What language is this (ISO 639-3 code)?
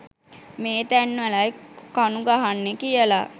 sin